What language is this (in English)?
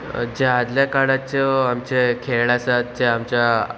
Konkani